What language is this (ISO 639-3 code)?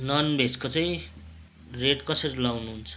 nep